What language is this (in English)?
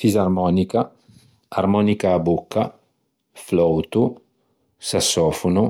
Ligurian